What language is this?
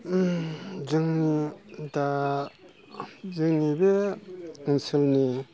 Bodo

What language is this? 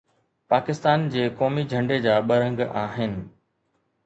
Sindhi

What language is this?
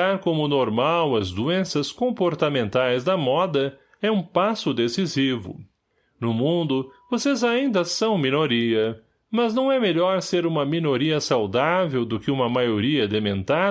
Portuguese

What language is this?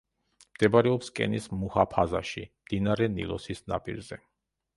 Georgian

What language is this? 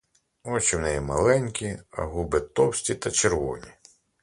Ukrainian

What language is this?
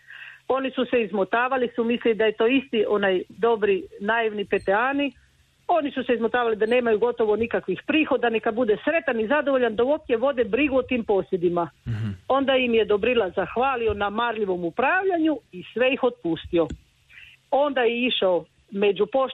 Croatian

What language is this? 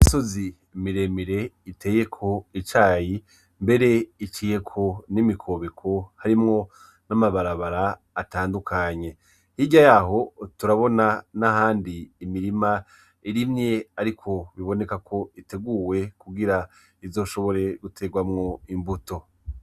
Rundi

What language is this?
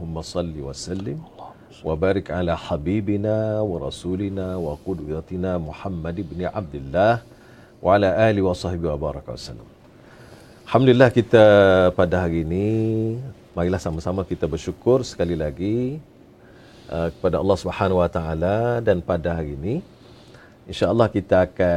Malay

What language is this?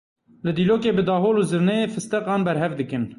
Kurdish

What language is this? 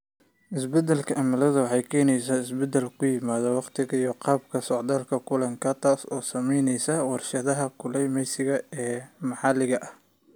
Somali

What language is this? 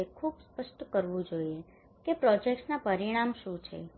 Gujarati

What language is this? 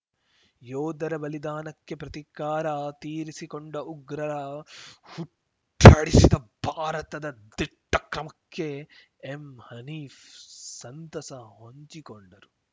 Kannada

